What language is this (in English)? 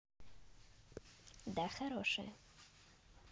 Russian